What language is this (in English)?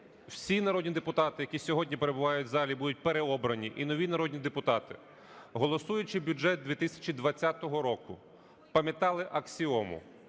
Ukrainian